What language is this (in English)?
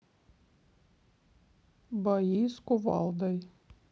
Russian